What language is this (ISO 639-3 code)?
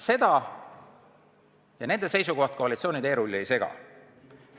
est